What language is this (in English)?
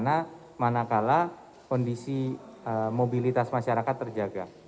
Indonesian